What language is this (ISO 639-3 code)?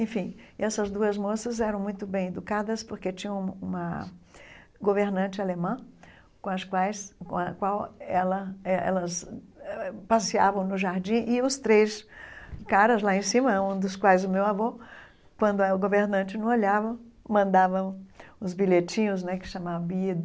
por